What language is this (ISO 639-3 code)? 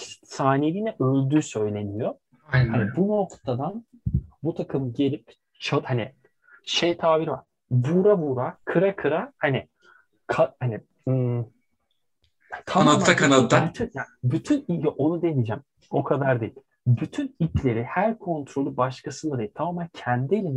tur